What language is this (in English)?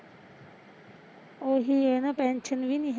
Punjabi